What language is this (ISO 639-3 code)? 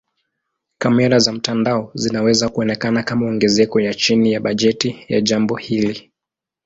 swa